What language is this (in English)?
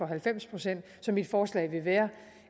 Danish